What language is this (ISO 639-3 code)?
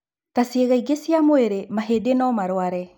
kik